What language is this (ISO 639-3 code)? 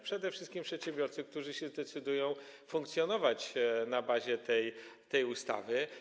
pol